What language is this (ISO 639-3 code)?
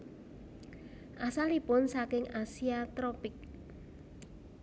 jav